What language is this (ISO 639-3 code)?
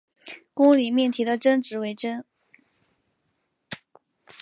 zho